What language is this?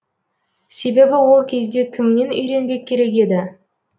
Kazakh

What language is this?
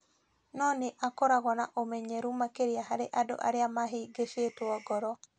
Kikuyu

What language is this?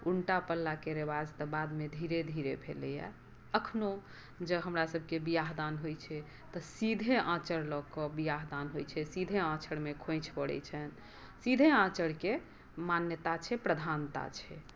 Maithili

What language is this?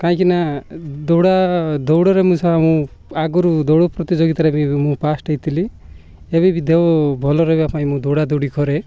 Odia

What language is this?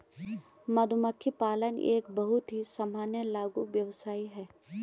Hindi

